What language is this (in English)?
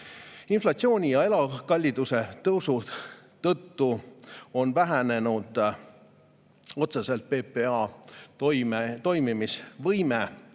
Estonian